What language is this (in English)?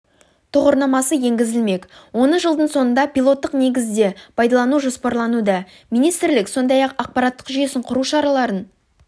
Kazakh